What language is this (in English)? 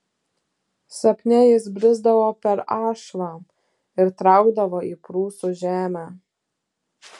Lithuanian